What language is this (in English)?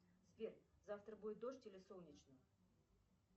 Russian